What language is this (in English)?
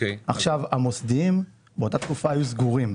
Hebrew